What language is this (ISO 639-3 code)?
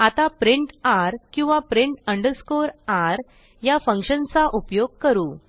mar